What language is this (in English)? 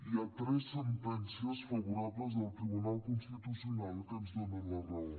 Catalan